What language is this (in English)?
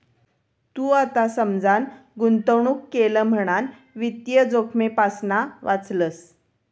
Marathi